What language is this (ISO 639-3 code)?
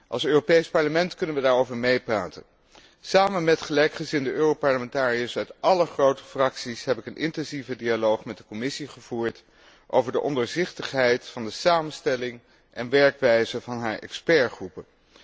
nld